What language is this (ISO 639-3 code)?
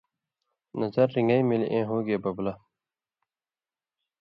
mvy